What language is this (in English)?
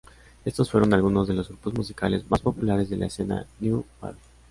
Spanish